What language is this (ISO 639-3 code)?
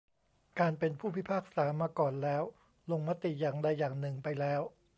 tha